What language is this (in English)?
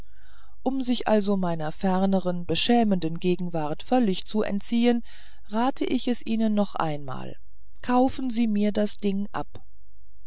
German